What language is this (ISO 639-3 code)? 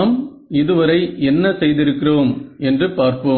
tam